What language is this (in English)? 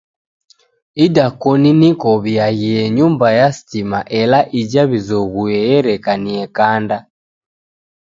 Taita